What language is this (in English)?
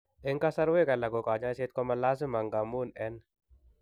Kalenjin